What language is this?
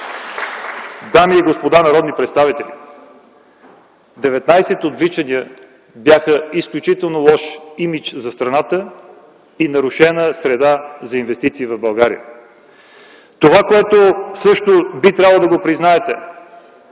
Bulgarian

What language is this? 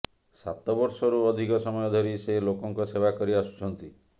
Odia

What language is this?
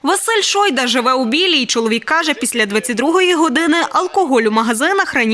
Ukrainian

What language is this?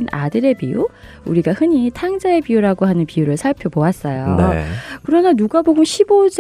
Korean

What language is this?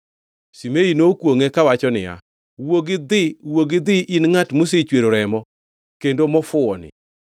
Luo (Kenya and Tanzania)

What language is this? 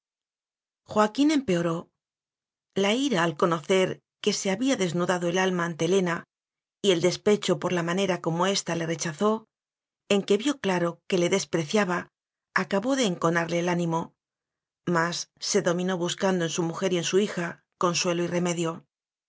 Spanish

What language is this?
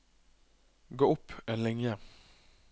Norwegian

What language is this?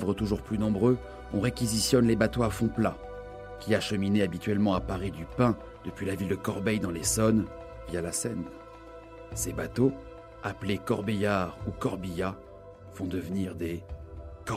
French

